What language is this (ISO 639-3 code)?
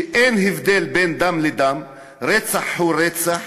heb